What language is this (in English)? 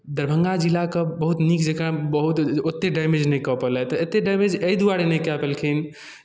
Maithili